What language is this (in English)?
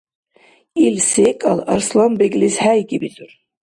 Dargwa